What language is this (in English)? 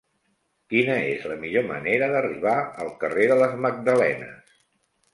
Catalan